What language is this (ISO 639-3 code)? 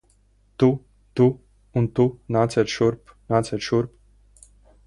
lav